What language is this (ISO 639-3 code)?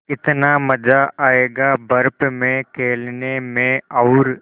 hin